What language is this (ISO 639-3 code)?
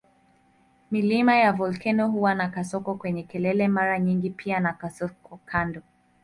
swa